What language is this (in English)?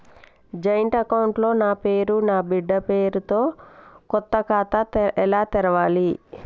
Telugu